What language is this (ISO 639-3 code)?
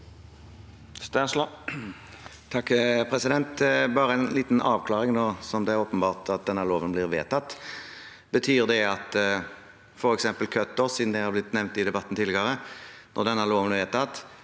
nor